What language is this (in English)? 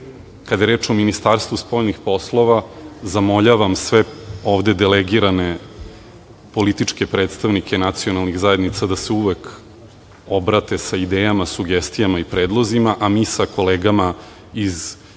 Serbian